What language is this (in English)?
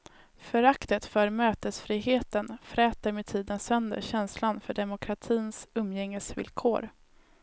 Swedish